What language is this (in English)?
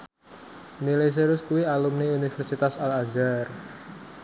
Javanese